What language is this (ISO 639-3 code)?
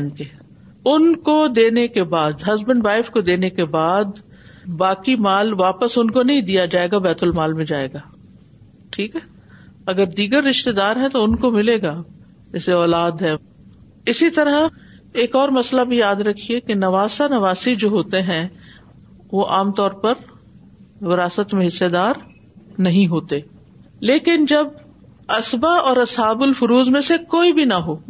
urd